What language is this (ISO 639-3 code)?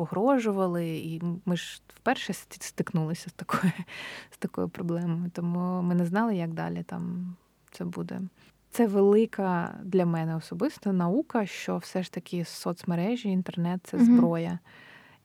ukr